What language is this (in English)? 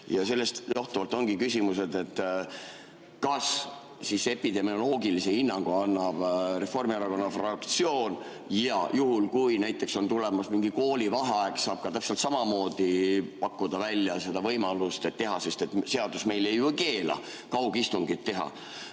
Estonian